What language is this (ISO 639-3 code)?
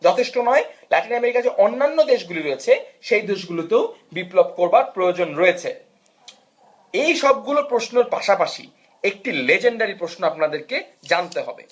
ben